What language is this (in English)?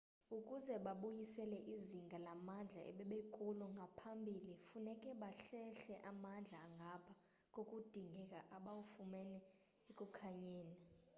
Xhosa